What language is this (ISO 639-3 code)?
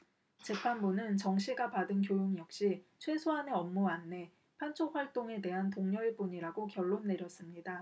kor